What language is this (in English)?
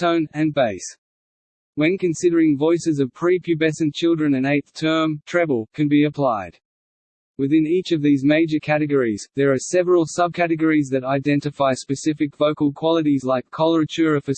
English